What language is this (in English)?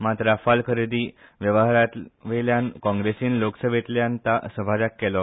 Konkani